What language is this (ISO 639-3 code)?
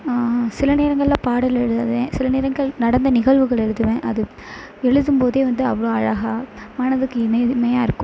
tam